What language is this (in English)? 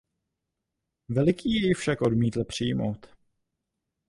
Czech